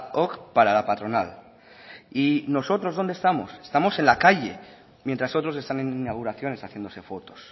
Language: Spanish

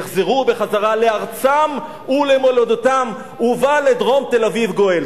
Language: Hebrew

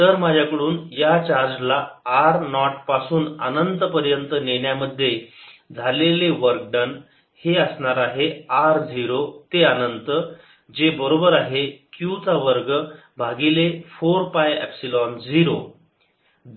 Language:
Marathi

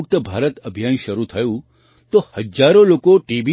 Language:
Gujarati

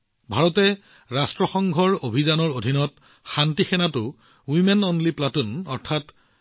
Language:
Assamese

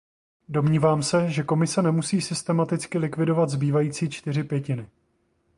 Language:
Czech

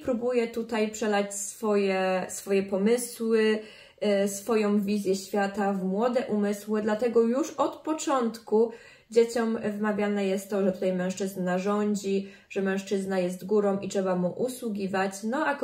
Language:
Polish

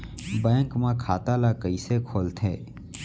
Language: Chhattisgarhi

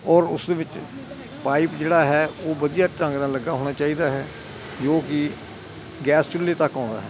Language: Punjabi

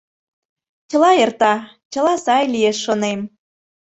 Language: Mari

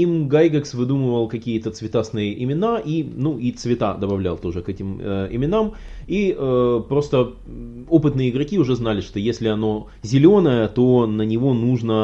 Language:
Russian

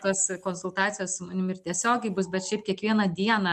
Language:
Lithuanian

